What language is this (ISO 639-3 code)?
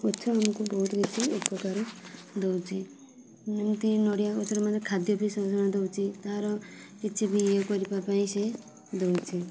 ori